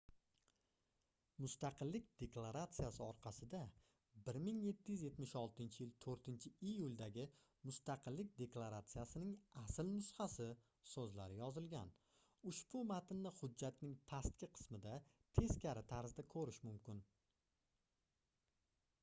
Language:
Uzbek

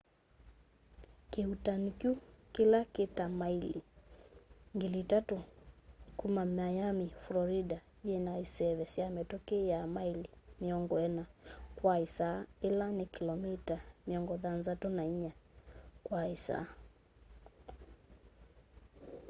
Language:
Kamba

